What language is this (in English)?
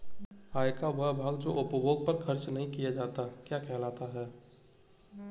Hindi